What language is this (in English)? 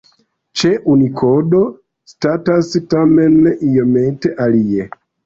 Esperanto